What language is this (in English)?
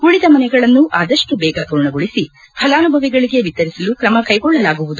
Kannada